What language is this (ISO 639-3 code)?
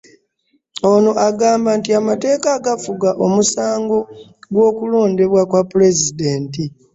lug